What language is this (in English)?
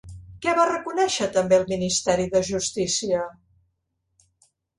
Catalan